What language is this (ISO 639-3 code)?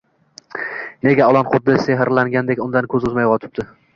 uzb